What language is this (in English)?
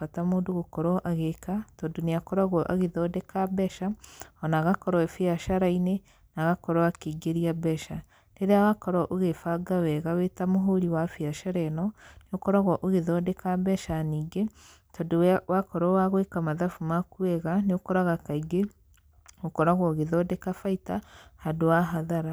Kikuyu